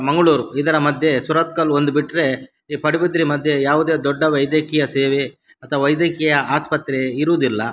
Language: Kannada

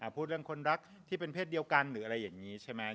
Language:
Thai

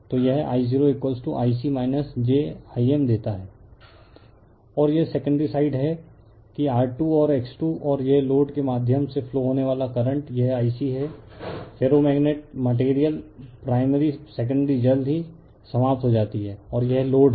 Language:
Hindi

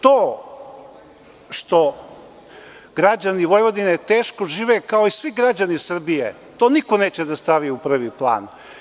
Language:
Serbian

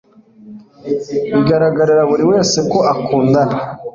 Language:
Kinyarwanda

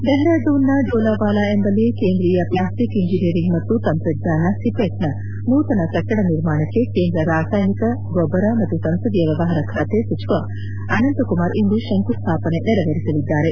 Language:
Kannada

